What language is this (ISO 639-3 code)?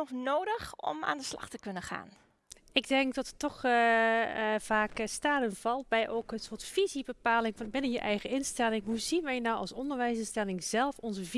nld